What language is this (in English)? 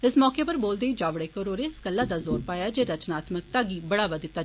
Dogri